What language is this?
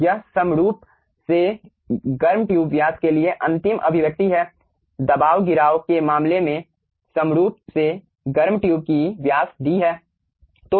Hindi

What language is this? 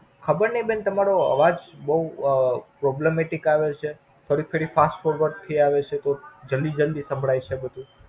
Gujarati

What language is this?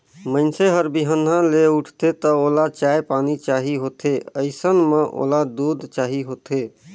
Chhattisgarhi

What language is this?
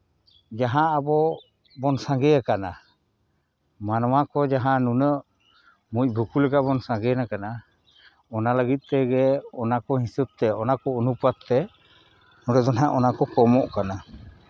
Santali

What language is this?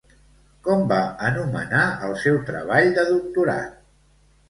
Catalan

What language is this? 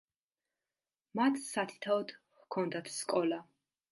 Georgian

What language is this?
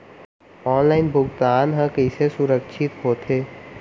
Chhattisgarhi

